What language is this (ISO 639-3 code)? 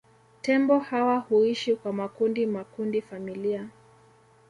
swa